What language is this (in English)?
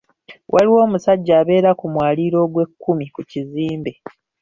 Ganda